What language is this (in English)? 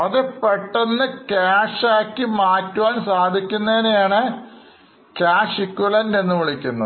Malayalam